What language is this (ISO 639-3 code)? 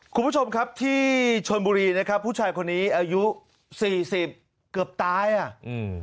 tha